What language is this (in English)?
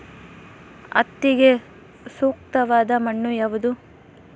Kannada